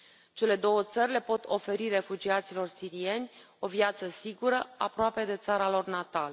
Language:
Romanian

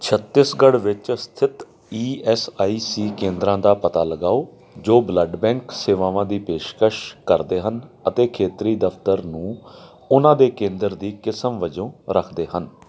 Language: Punjabi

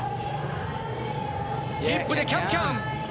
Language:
Japanese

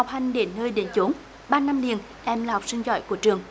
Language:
Vietnamese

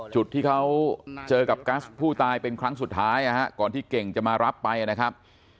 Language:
Thai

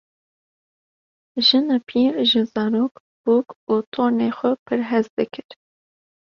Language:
Kurdish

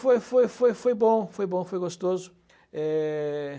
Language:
Portuguese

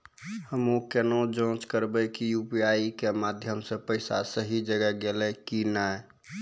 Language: Maithili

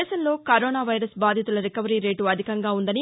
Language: Telugu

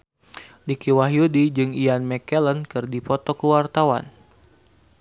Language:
Sundanese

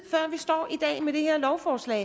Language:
Danish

